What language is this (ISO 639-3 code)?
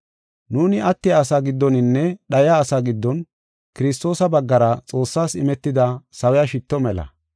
gof